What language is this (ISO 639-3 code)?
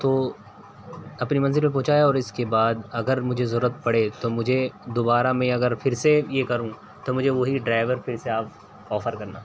urd